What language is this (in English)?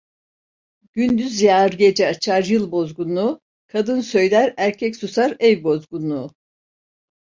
Turkish